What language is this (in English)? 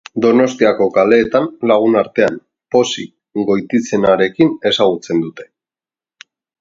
Basque